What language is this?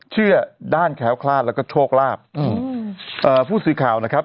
Thai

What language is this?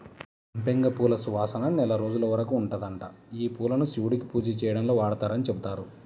Telugu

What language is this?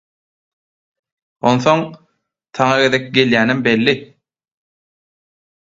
Turkmen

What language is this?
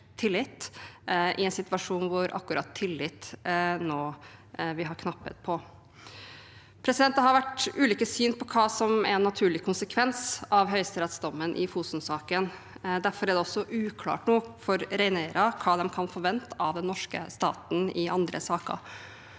Norwegian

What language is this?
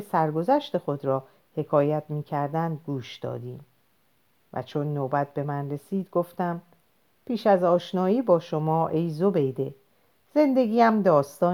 Persian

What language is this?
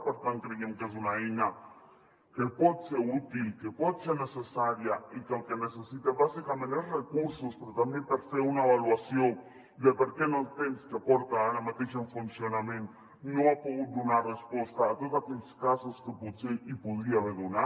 Catalan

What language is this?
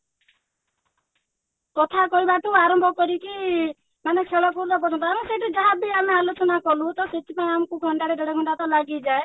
Odia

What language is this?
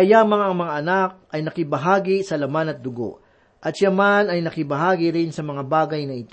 Filipino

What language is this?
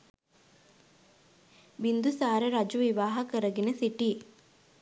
Sinhala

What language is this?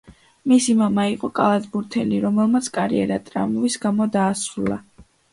Georgian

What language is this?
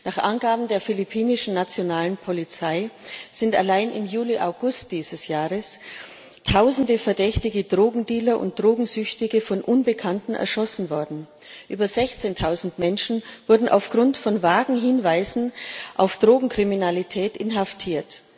German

